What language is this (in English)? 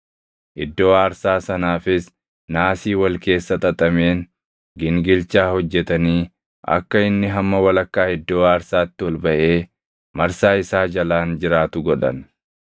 Oromo